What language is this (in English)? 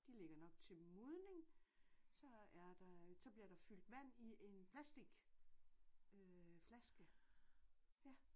Danish